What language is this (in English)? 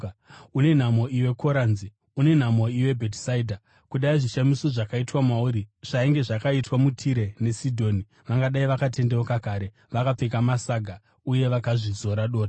Shona